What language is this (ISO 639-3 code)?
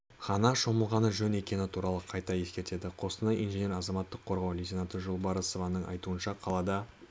kaz